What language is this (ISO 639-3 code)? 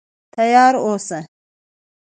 pus